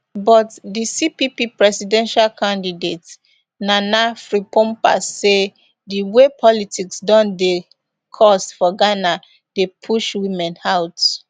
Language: Nigerian Pidgin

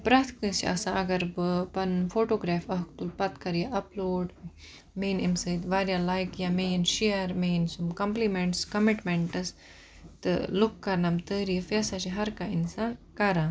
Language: Kashmiri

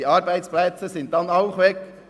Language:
Swiss German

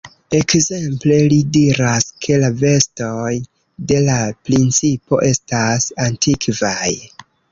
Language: Esperanto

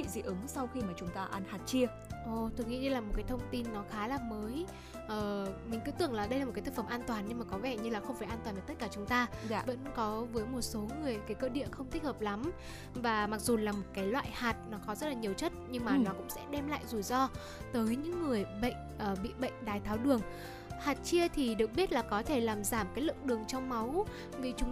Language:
Vietnamese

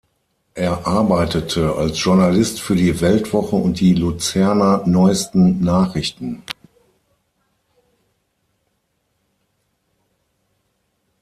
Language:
German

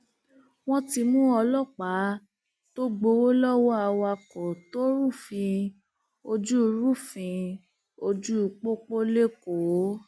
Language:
Yoruba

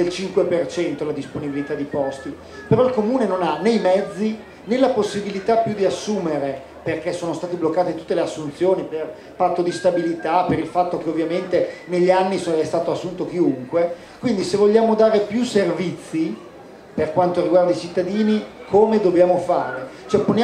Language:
Italian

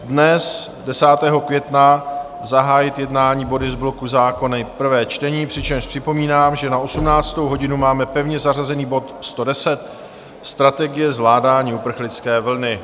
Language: Czech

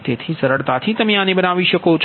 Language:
Gujarati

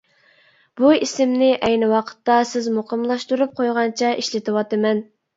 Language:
Uyghur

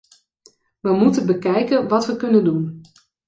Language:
Dutch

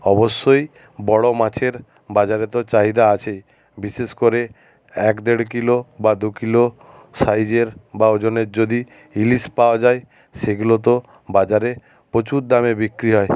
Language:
Bangla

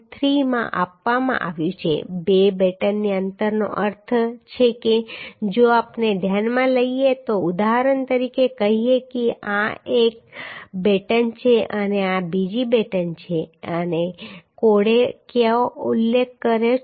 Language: Gujarati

